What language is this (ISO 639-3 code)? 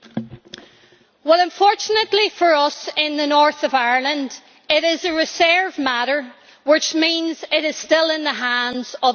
eng